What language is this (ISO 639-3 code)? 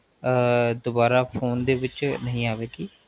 pan